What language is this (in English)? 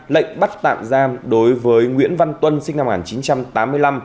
Vietnamese